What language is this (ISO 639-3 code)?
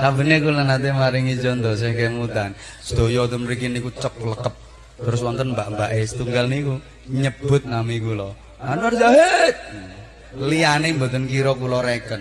ind